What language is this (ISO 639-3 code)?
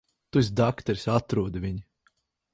lav